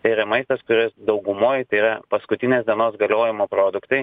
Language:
Lithuanian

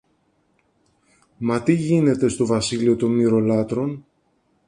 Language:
Greek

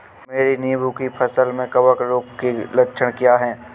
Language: Hindi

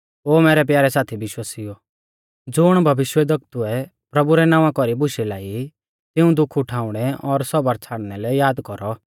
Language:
Mahasu Pahari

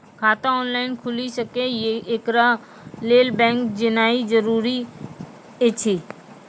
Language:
Maithili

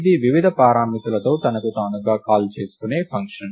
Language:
Telugu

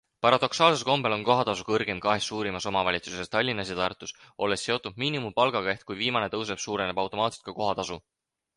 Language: Estonian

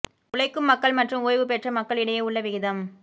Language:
Tamil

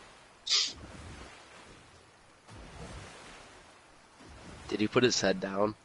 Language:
English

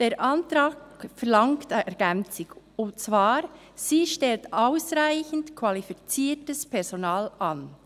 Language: Swiss German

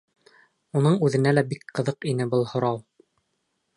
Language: Bashkir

